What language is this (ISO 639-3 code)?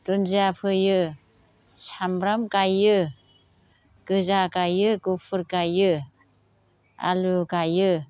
brx